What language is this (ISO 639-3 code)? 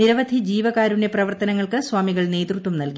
mal